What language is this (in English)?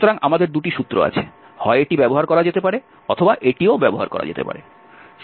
Bangla